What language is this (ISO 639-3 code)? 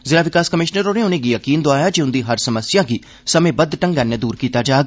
doi